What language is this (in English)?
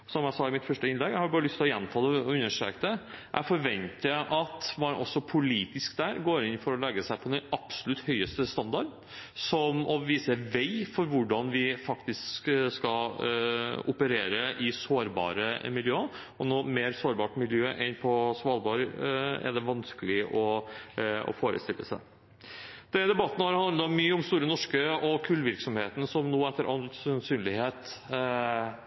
Norwegian Bokmål